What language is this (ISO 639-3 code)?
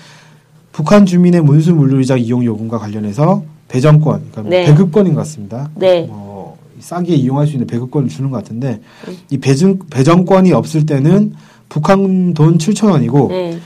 kor